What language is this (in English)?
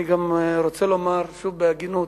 Hebrew